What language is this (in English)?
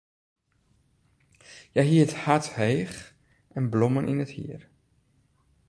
Western Frisian